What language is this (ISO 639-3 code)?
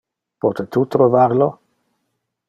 ina